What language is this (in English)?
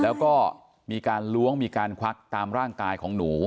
Thai